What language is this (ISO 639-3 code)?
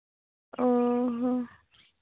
sat